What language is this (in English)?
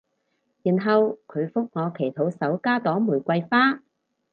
Cantonese